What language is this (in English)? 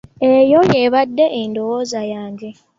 Ganda